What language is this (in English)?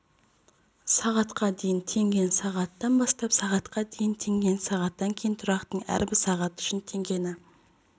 Kazakh